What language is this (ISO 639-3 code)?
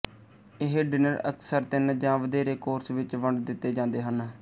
pan